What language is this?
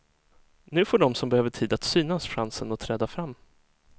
Swedish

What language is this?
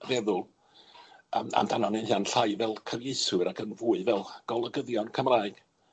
Welsh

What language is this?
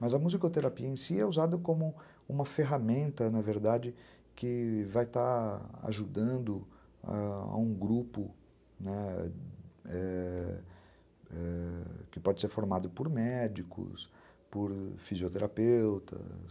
Portuguese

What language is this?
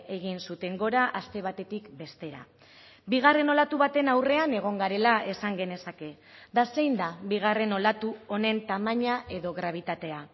Basque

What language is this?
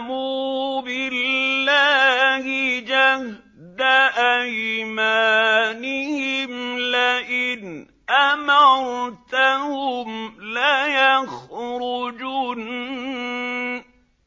Arabic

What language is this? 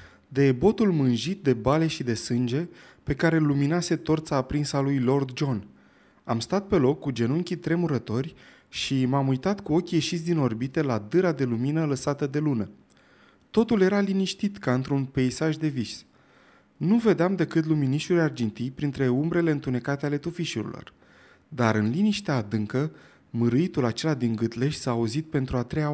Romanian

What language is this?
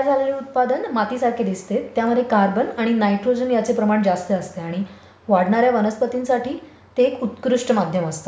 Marathi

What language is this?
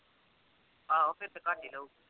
Punjabi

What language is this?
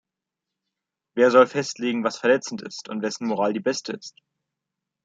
German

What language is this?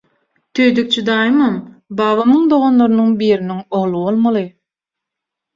Turkmen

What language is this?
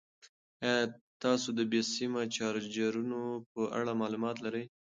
Pashto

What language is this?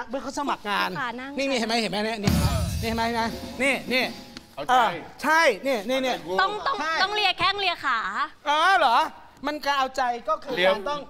Thai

